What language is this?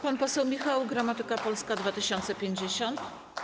Polish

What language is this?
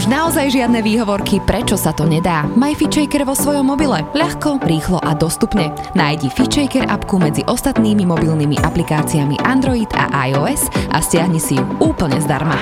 Slovak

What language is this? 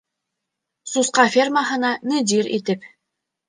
Bashkir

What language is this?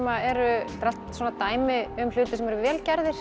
Icelandic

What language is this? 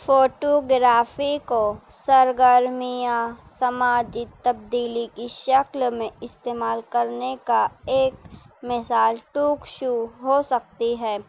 Urdu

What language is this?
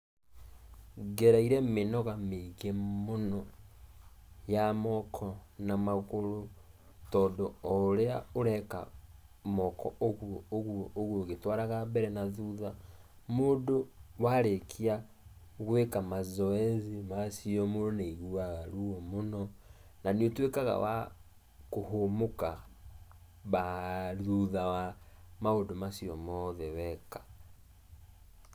Kikuyu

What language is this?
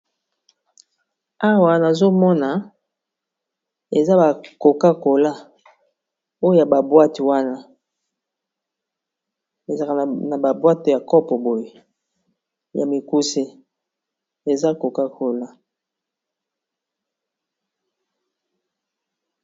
Lingala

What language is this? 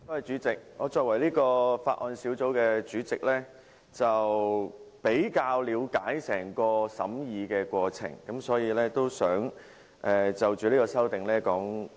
Cantonese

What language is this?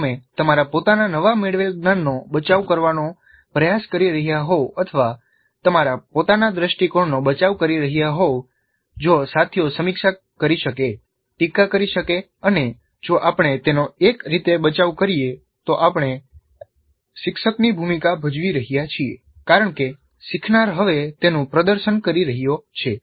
Gujarati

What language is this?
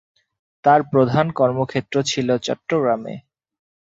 Bangla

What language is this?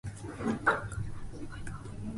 Japanese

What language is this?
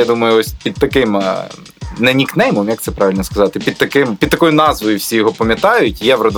Ukrainian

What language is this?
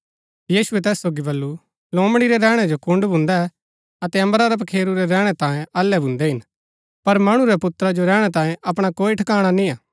Gaddi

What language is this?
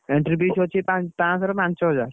Odia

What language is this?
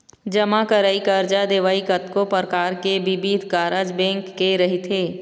Chhattisgarhi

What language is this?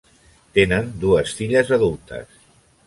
Catalan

